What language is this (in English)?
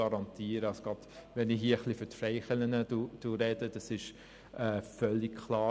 Swiss German